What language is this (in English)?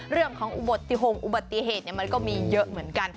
Thai